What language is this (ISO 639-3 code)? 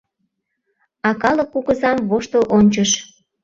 chm